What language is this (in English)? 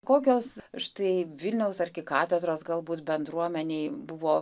Lithuanian